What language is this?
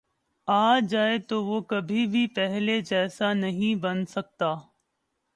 Urdu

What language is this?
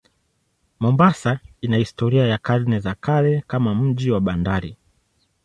Swahili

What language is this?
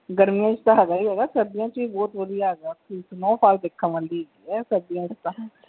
Punjabi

